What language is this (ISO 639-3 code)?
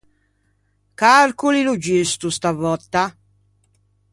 lij